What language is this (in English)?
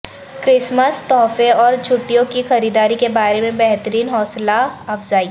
Urdu